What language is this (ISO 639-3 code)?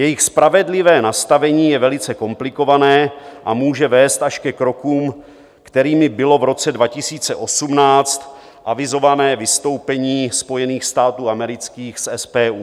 ces